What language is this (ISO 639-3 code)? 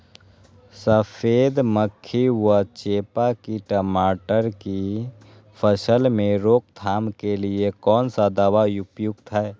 mag